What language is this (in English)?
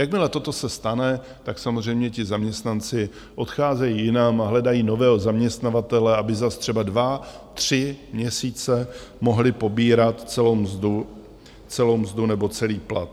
Czech